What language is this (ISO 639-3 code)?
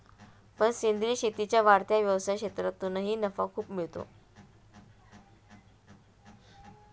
mar